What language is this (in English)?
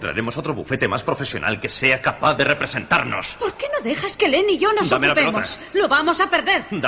Spanish